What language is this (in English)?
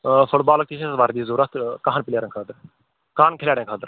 Kashmiri